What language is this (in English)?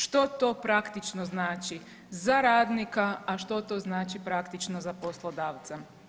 Croatian